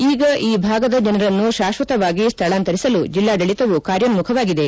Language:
Kannada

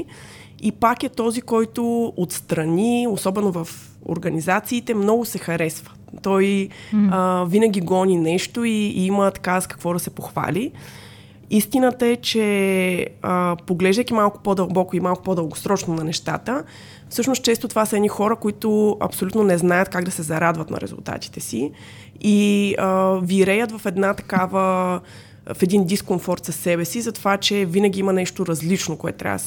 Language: Bulgarian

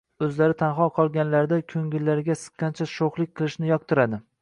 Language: Uzbek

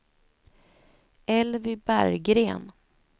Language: Swedish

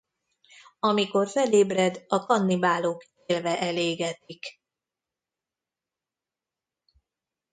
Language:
Hungarian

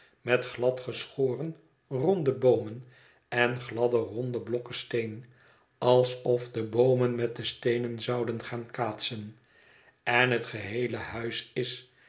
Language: Dutch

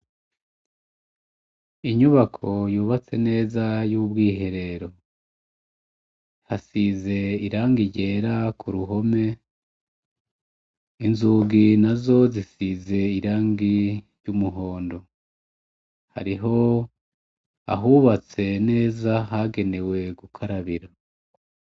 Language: Rundi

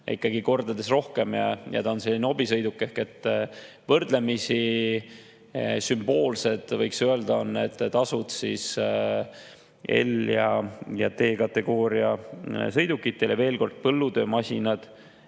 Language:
Estonian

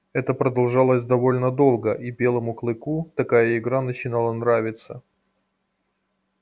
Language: Russian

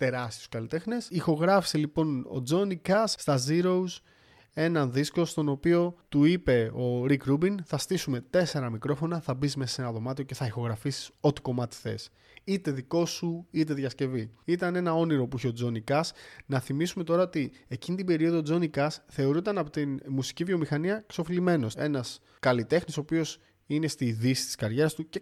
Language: Greek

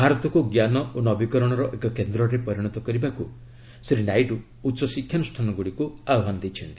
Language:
Odia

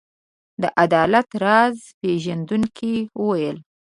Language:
Pashto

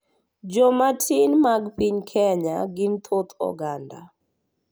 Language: Luo (Kenya and Tanzania)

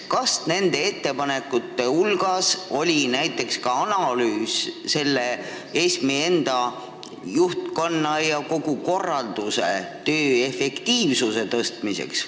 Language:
Estonian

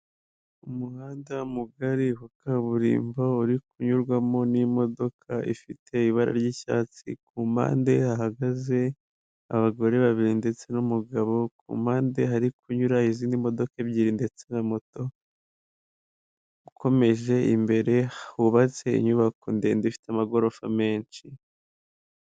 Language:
Kinyarwanda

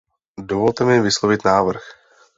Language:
Czech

